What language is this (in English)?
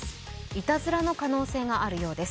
Japanese